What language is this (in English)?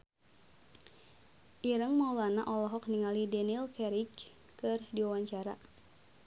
Sundanese